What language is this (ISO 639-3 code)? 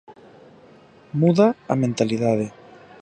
glg